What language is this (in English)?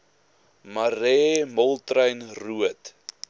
Afrikaans